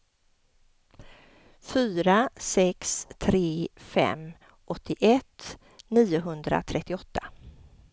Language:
Swedish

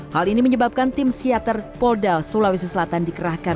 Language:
Indonesian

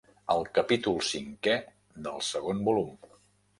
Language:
Catalan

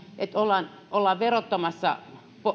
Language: Finnish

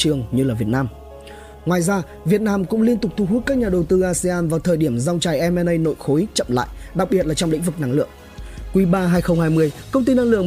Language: Vietnamese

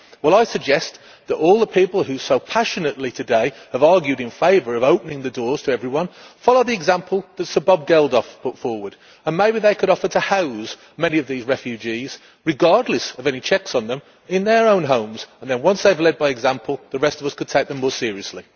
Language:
English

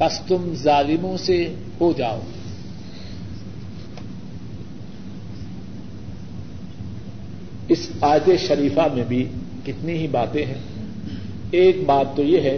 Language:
Urdu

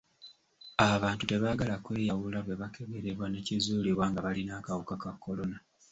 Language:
Ganda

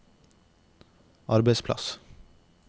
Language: Norwegian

